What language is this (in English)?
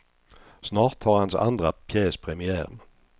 Swedish